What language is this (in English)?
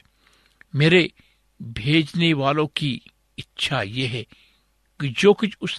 Hindi